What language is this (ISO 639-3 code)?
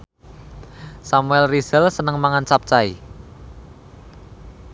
jav